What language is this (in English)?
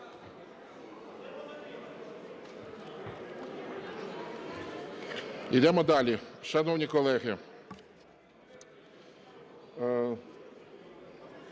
Ukrainian